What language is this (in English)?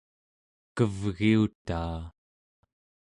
Central Yupik